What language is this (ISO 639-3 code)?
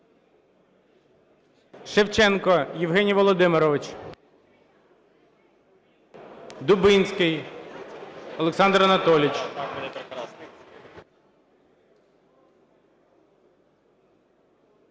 ukr